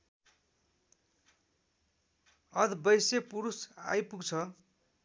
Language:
Nepali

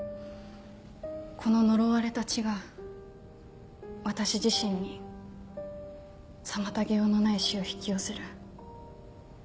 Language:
Japanese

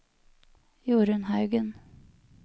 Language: Norwegian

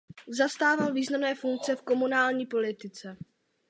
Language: Czech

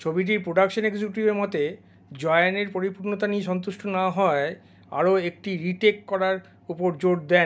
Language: Bangla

